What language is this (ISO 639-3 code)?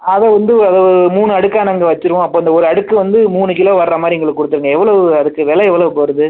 tam